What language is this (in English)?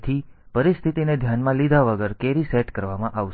Gujarati